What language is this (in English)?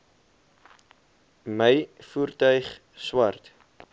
Afrikaans